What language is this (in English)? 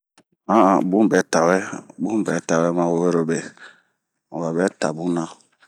Bomu